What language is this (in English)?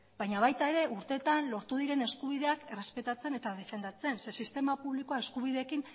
Basque